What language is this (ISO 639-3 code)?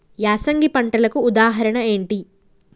tel